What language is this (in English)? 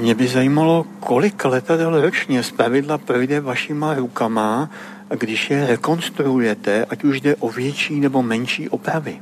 Czech